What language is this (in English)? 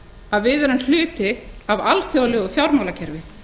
Icelandic